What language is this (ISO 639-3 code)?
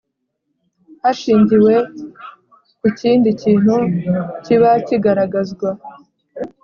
kin